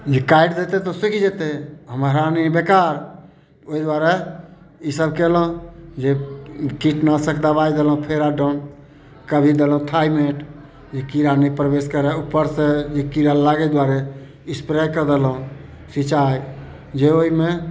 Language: Maithili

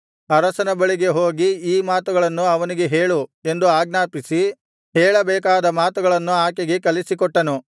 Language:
Kannada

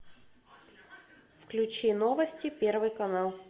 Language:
Russian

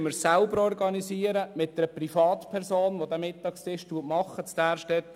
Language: Swiss German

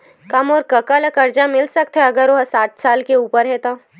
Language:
Chhattisgarhi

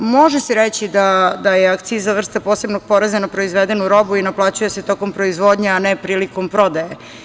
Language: Serbian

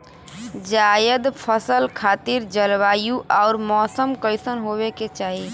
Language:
Bhojpuri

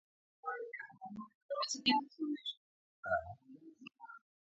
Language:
Basque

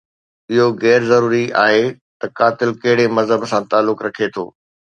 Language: Sindhi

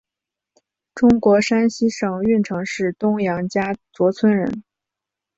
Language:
Chinese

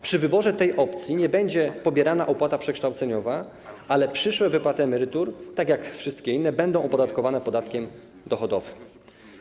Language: Polish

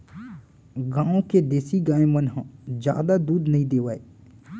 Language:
Chhattisgarhi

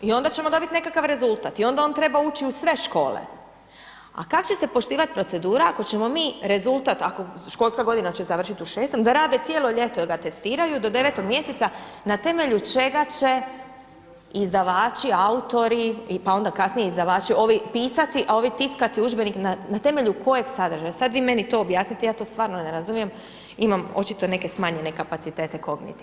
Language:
Croatian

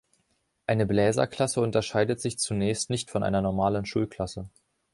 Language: German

